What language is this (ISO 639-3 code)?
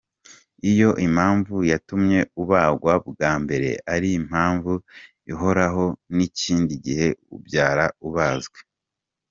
kin